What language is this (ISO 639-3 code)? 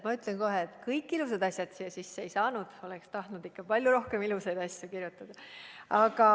est